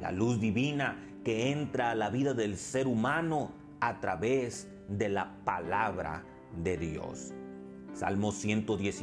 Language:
Spanish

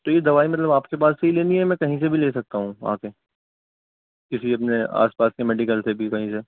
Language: Urdu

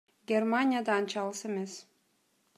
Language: Kyrgyz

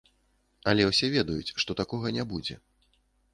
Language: Belarusian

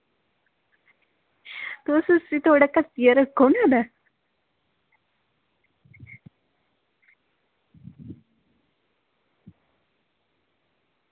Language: Dogri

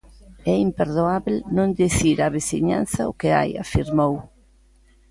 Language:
Galician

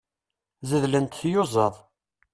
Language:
Kabyle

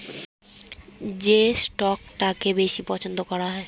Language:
Bangla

